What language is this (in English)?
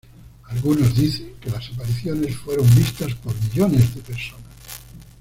Spanish